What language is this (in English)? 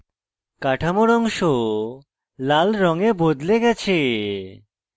Bangla